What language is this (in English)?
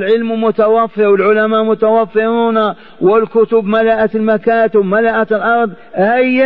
Arabic